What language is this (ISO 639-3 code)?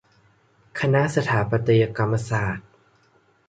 tha